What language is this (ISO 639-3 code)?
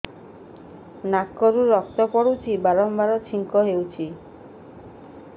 ori